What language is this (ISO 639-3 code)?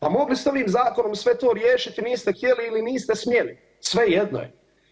hrv